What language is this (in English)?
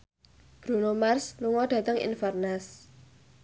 Javanese